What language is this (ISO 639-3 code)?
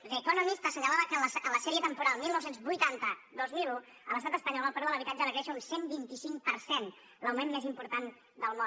cat